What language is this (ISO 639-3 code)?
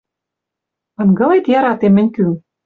mrj